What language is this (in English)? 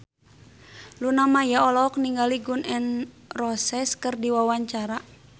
Sundanese